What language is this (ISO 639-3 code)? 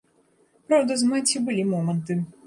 bel